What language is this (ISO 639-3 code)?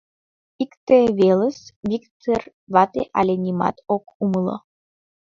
chm